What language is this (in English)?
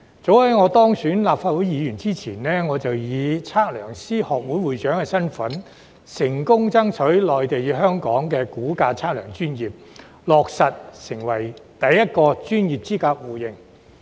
Cantonese